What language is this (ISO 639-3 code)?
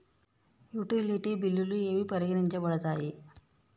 tel